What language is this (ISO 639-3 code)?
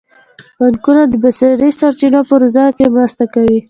pus